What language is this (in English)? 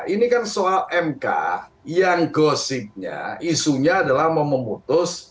Indonesian